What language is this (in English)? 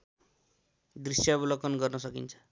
Nepali